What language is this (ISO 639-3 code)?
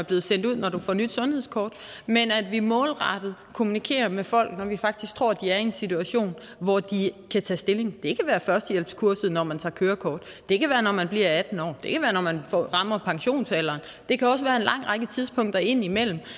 dan